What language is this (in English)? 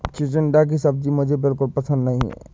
Hindi